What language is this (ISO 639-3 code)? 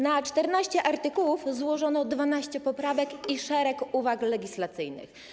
pol